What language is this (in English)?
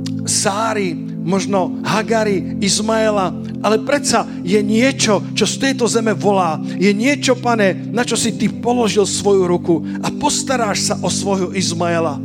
Slovak